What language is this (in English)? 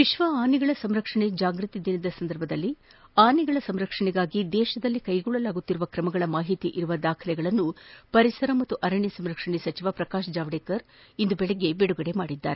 Kannada